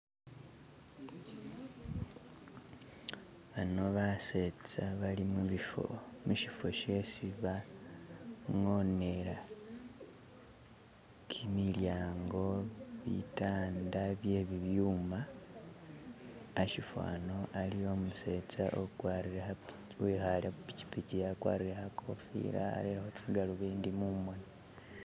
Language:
Masaaba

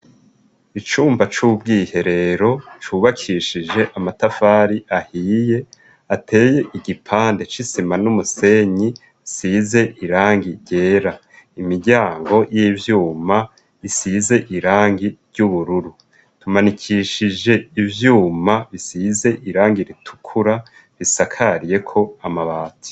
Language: Rundi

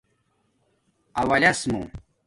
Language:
Domaaki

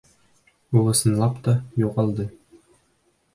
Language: Bashkir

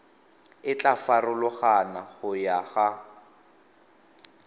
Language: Tswana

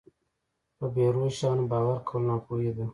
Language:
Pashto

